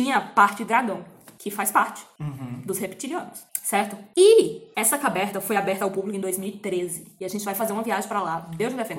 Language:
Portuguese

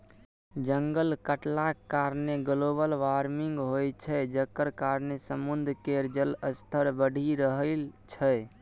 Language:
Maithili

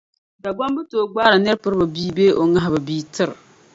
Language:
Dagbani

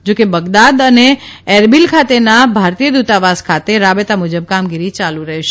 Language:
Gujarati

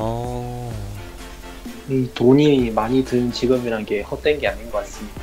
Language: Korean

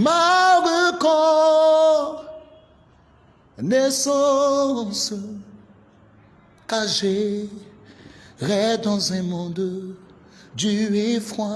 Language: French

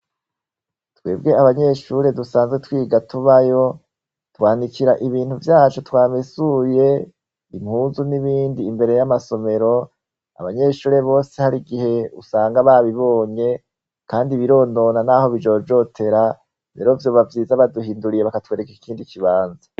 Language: Rundi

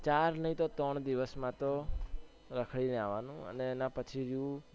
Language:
Gujarati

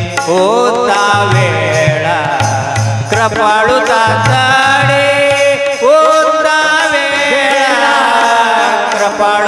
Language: Marathi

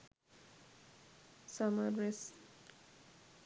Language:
Sinhala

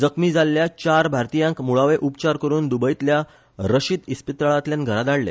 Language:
Konkani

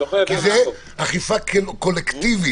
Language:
Hebrew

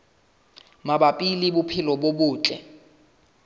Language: Southern Sotho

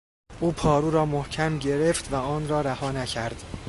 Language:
Persian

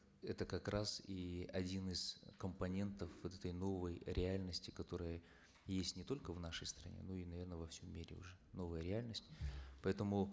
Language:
Kazakh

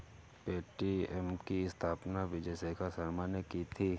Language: Hindi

